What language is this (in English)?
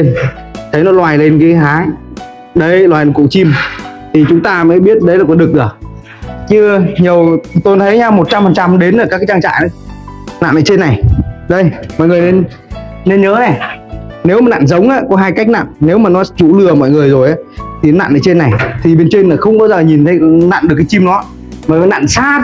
Vietnamese